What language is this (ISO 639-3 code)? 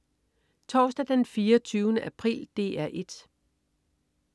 dan